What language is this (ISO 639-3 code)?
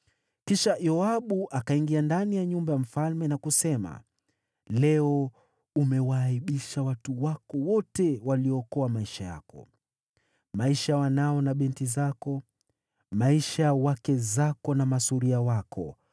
swa